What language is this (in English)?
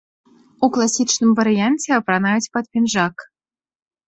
Belarusian